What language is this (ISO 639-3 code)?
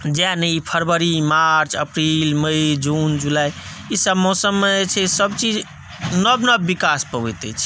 mai